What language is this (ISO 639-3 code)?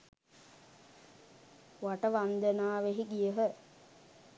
sin